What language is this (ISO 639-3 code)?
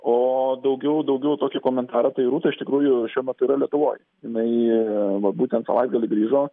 lit